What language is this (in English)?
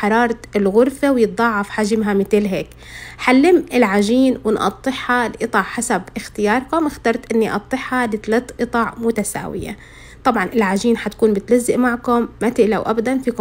Arabic